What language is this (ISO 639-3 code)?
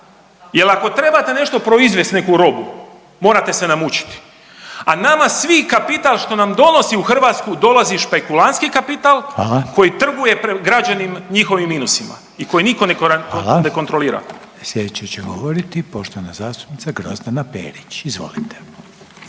hrv